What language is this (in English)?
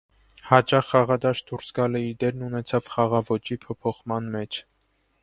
Armenian